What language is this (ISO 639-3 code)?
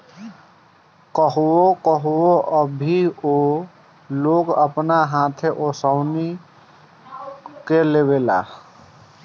bho